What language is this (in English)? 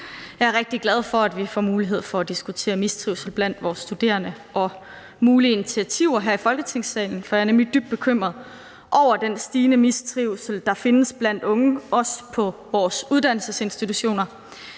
Danish